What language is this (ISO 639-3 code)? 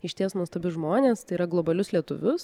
lit